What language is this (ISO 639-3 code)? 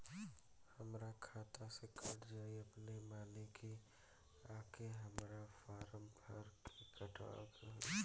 bho